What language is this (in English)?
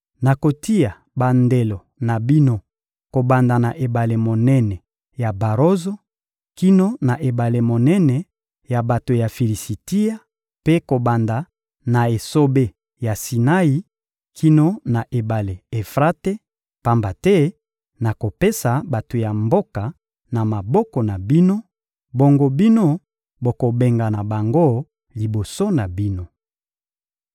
Lingala